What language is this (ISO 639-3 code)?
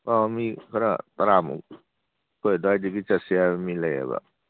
mni